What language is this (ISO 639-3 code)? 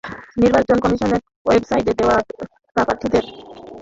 ben